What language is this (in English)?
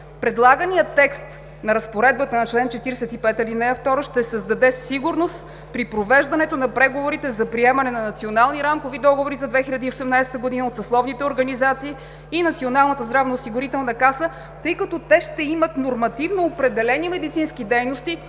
Bulgarian